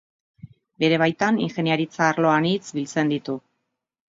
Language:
Basque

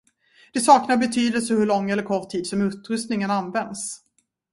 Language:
Swedish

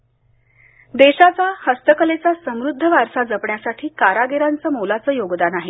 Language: Marathi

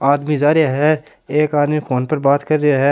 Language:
Rajasthani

